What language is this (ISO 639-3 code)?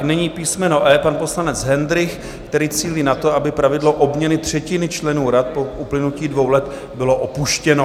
ces